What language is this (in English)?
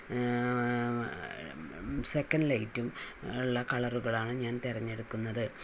Malayalam